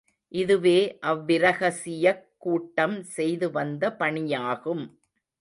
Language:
Tamil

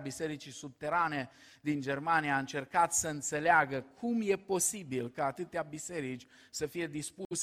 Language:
Romanian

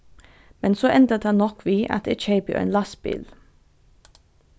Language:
Faroese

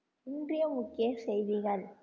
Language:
Tamil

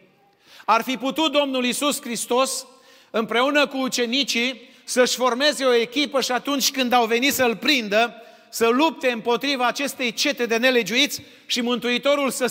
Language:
Romanian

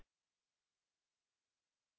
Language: Hindi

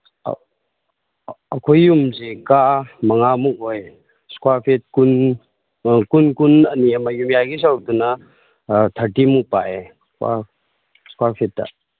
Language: Manipuri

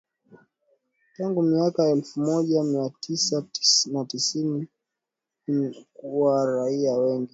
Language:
Swahili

